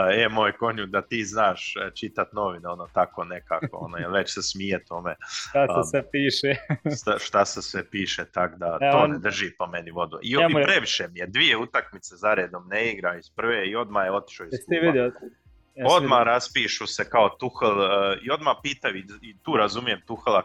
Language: Croatian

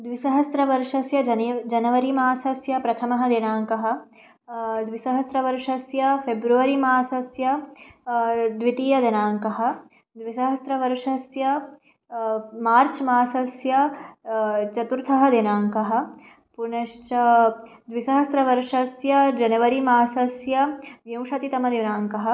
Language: Sanskrit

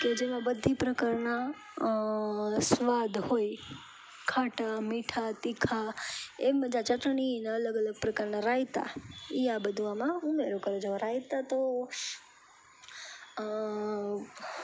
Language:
Gujarati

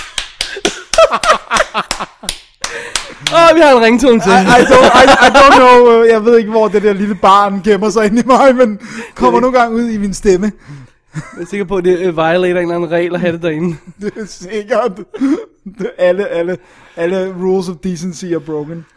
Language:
Danish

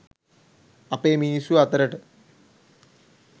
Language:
Sinhala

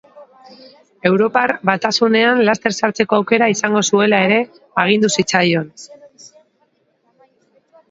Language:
Basque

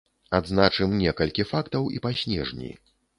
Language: Belarusian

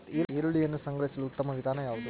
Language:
Kannada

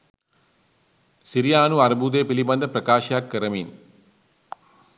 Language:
Sinhala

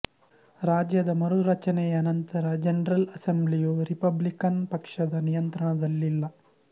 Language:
Kannada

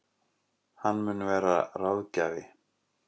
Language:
Icelandic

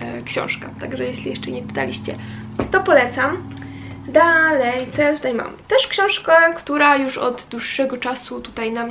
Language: Polish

